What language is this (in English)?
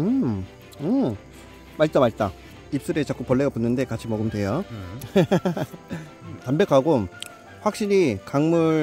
Korean